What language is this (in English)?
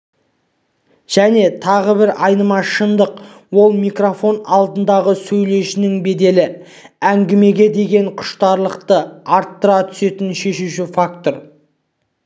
Kazakh